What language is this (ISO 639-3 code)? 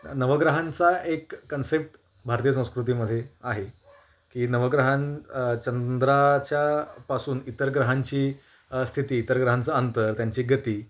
mar